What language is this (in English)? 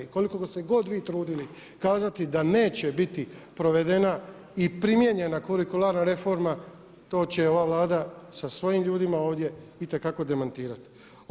Croatian